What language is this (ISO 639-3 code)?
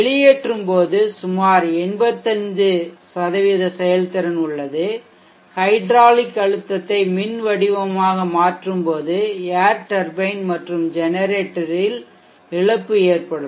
tam